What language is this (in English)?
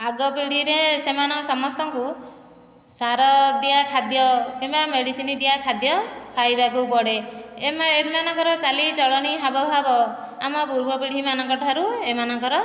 Odia